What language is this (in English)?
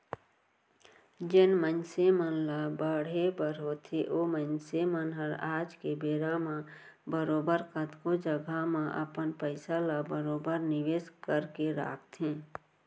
Chhattisgarhi